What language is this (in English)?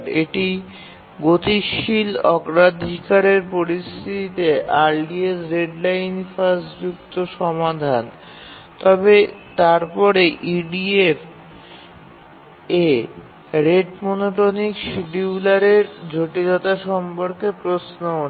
Bangla